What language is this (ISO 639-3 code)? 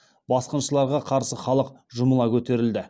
kaz